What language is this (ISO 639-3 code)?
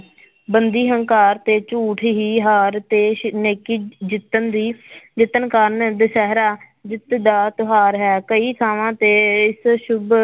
pan